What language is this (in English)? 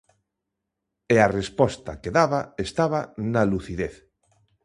Galician